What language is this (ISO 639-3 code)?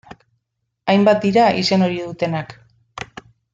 eus